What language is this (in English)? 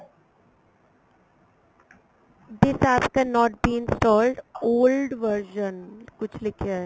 Punjabi